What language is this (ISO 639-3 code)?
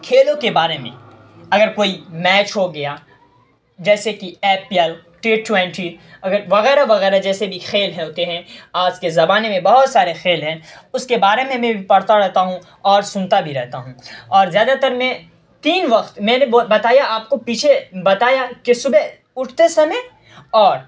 urd